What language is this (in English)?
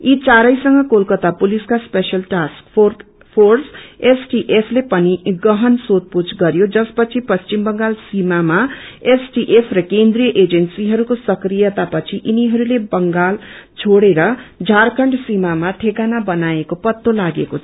Nepali